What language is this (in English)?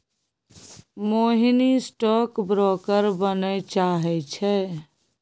Maithili